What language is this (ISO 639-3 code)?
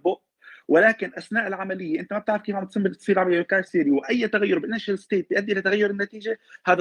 ara